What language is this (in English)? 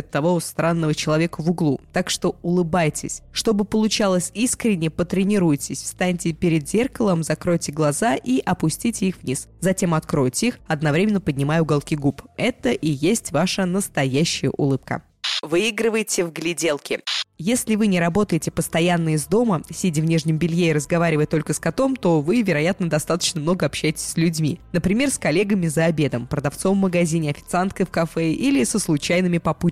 Russian